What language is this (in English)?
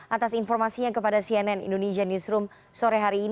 Indonesian